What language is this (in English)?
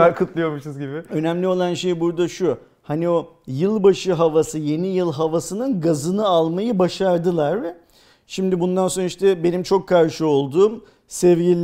Turkish